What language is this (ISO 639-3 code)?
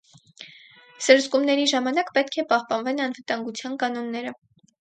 hye